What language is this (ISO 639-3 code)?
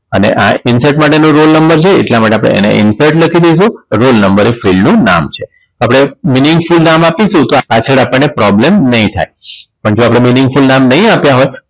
guj